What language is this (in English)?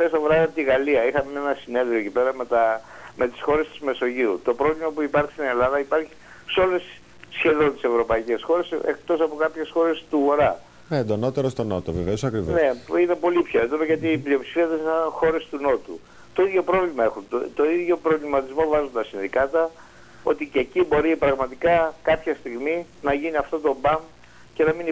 Greek